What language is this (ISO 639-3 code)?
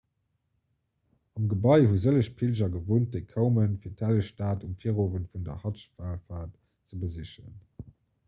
ltz